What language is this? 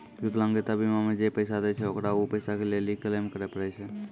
Maithili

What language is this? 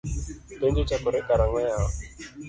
Luo (Kenya and Tanzania)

